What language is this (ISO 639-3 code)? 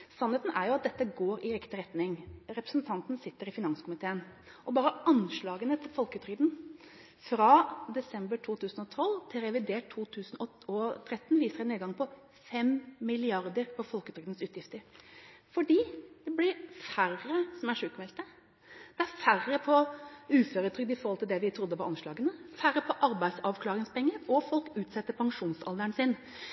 nob